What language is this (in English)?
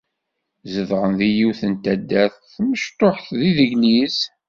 Kabyle